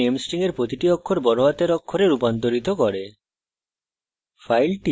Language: Bangla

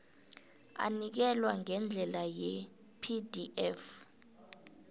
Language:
South Ndebele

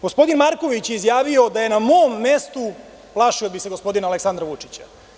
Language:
Serbian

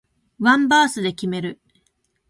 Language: Japanese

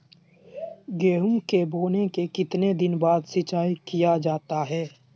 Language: Magahi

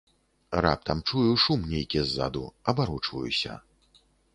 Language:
Belarusian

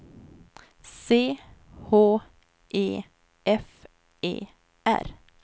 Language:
Swedish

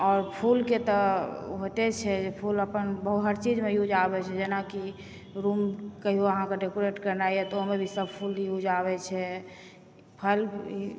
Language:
Maithili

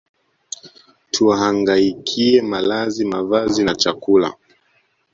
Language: Swahili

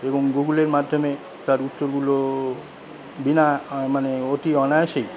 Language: Bangla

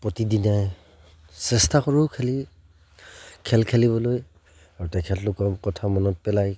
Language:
Assamese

